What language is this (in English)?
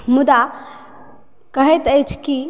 Maithili